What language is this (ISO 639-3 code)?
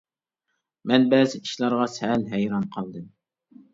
uig